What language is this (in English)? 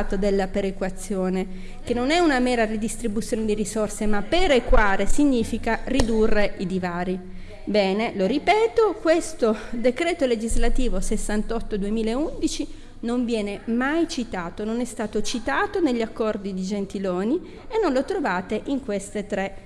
Italian